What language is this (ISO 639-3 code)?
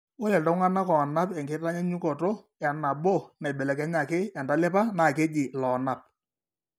mas